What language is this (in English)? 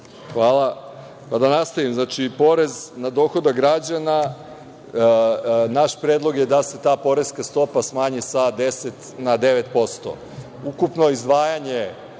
Serbian